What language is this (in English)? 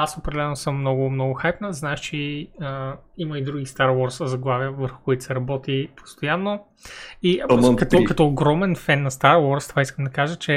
Bulgarian